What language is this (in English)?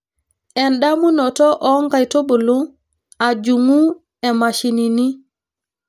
Masai